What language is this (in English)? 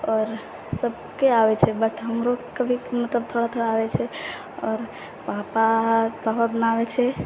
Maithili